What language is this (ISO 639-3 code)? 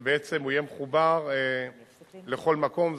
heb